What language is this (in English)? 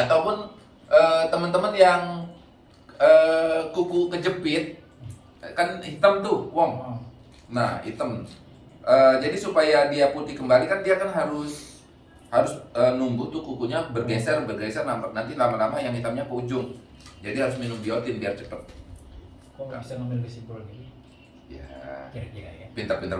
Indonesian